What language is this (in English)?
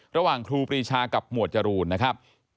Thai